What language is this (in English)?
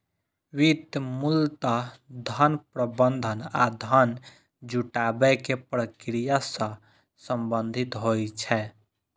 Maithili